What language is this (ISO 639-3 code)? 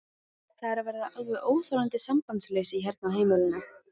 isl